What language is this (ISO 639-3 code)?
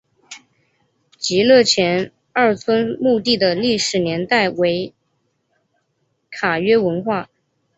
zho